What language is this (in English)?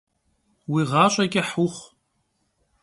Kabardian